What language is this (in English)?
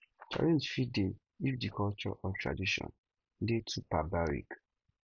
Nigerian Pidgin